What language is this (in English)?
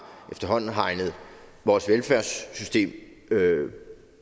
Danish